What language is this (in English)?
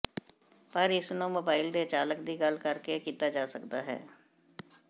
Punjabi